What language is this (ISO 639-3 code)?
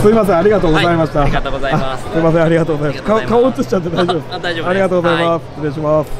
jpn